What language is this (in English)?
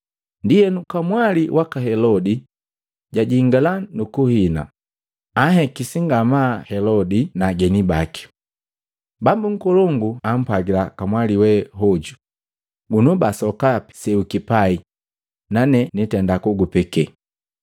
Matengo